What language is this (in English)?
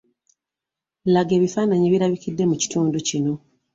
Ganda